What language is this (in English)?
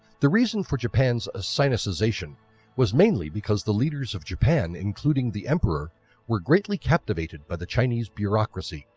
English